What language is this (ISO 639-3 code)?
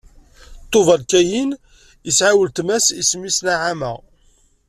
kab